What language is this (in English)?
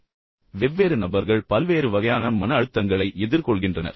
Tamil